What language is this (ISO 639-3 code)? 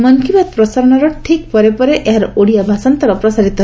ori